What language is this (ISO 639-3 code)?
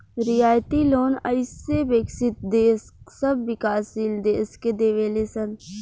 bho